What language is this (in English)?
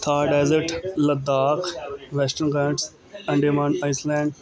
Punjabi